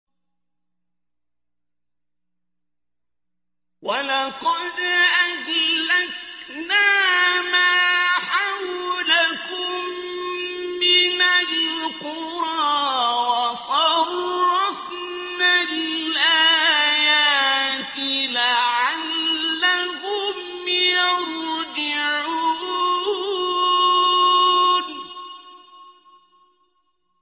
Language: Arabic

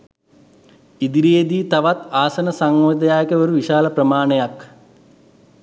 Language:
Sinhala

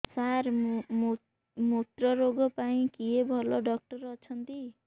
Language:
Odia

